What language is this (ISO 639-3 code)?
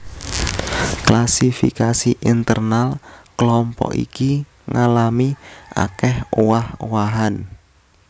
jav